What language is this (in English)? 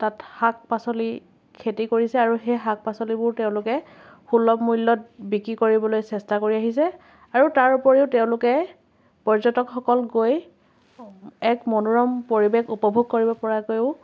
Assamese